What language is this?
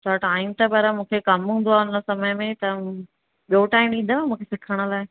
Sindhi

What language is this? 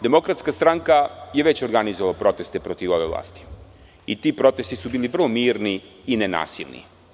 Serbian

